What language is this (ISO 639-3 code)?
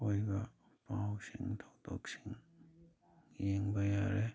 mni